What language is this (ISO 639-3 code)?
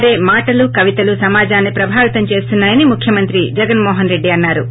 tel